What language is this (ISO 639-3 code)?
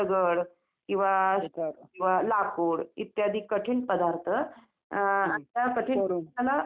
mar